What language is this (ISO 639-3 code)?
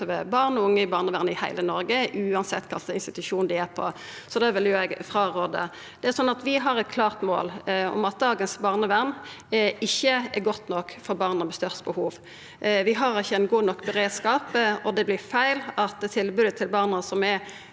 nor